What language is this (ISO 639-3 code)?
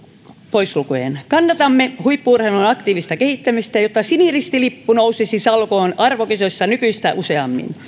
fin